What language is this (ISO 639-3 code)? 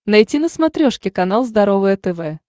rus